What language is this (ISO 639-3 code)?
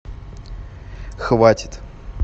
rus